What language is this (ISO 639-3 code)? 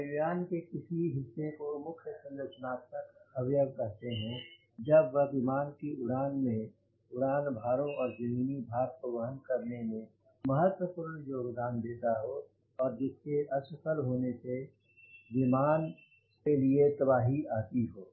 hin